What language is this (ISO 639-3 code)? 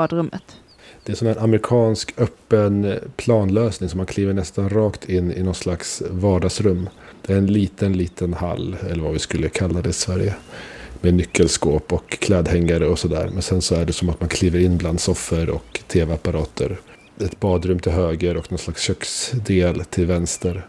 swe